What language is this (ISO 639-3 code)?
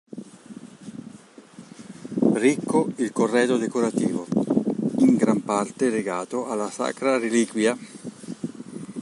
ita